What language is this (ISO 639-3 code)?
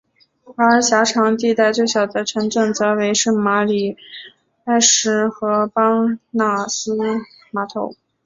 zho